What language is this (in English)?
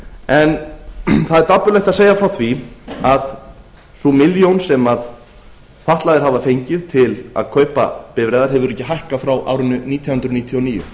Icelandic